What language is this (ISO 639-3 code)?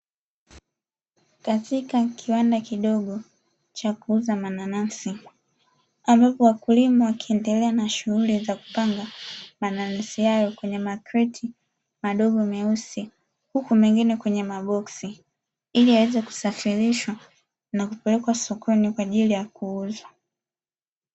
swa